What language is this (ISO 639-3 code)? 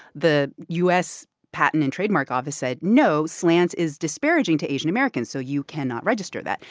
eng